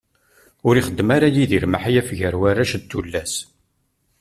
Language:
Kabyle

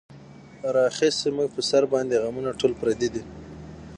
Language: Pashto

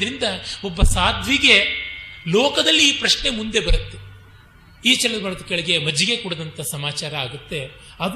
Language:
Kannada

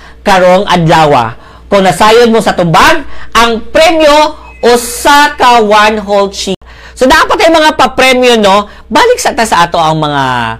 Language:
Filipino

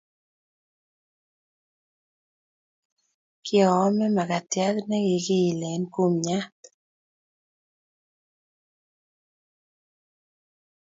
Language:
Kalenjin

